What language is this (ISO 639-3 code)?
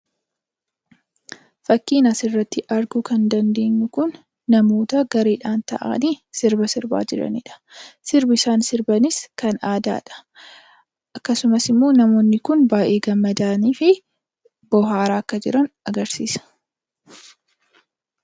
orm